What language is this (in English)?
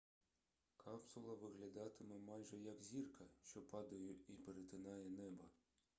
Ukrainian